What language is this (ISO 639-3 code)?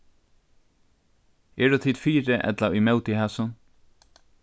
fao